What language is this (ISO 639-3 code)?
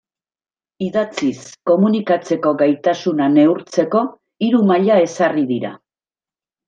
eus